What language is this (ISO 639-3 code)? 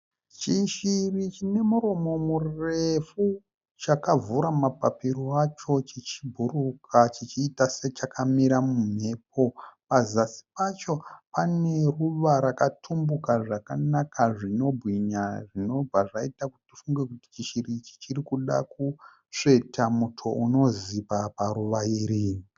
sna